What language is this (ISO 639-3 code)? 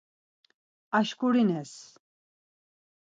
lzz